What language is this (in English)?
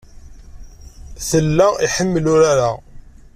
Kabyle